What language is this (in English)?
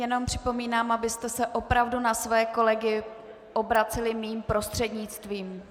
Czech